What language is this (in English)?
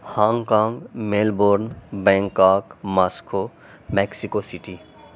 Urdu